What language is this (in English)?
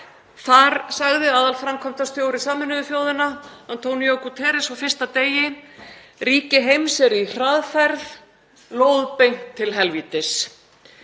Icelandic